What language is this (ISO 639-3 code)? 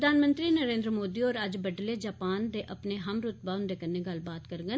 doi